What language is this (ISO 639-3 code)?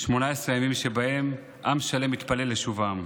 heb